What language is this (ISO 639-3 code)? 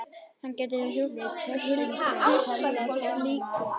isl